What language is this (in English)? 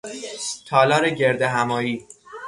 Persian